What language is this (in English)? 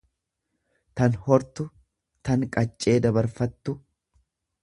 Oromo